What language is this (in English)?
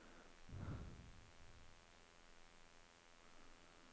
Norwegian